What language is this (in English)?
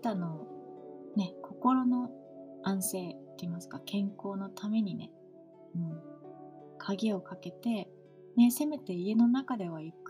Japanese